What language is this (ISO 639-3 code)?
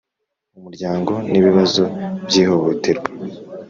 kin